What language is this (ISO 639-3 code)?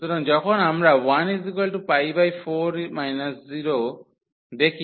ben